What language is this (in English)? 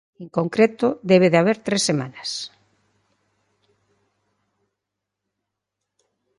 Galician